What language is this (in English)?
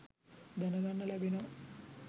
Sinhala